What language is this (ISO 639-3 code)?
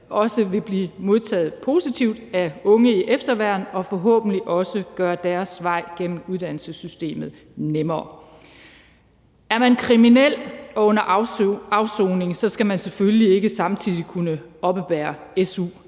dan